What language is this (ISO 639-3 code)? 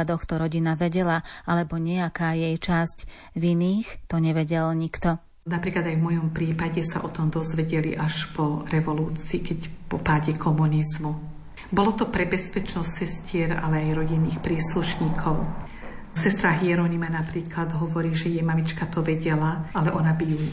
slk